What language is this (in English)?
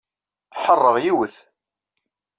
Kabyle